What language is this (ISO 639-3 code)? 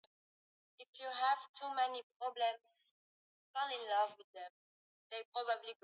swa